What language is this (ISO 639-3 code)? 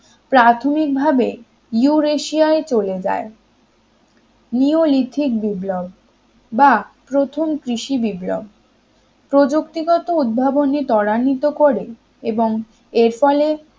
ben